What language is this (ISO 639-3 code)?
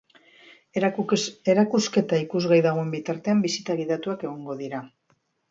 eus